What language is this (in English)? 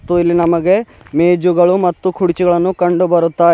Kannada